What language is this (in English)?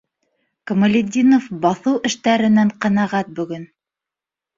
Bashkir